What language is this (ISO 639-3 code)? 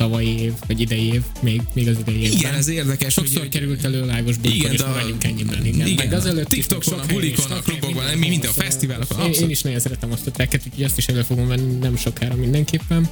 hun